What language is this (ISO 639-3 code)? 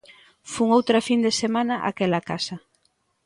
glg